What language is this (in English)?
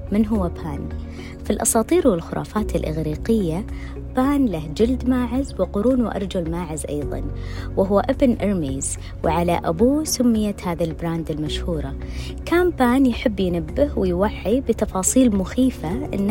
Arabic